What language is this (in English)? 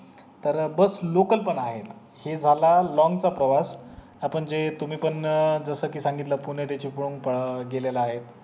Marathi